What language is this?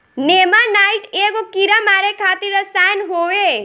Bhojpuri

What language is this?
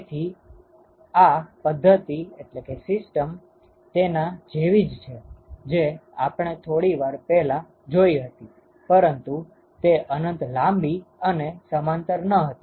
Gujarati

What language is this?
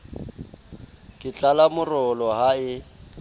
Southern Sotho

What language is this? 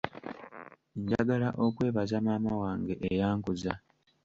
Ganda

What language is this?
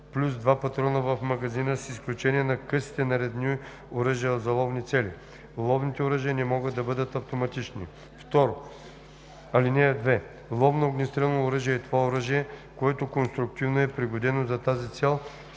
Bulgarian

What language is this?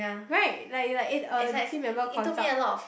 English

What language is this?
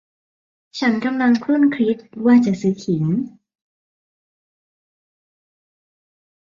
Thai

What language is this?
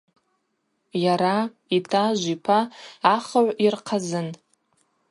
Abaza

